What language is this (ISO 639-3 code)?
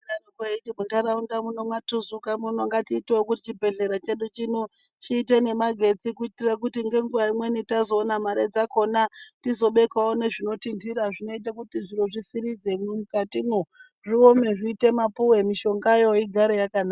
ndc